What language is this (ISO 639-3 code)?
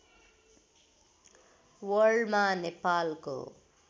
nep